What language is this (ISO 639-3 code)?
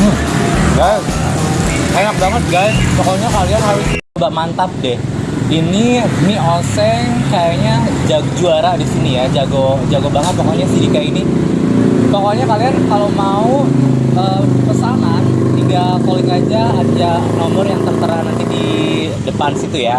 ind